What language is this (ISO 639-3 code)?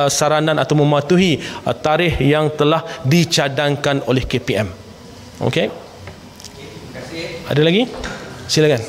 msa